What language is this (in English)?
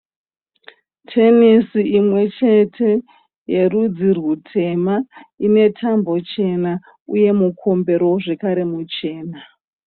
Shona